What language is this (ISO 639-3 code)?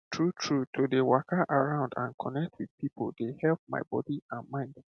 pcm